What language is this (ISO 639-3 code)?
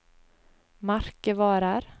nor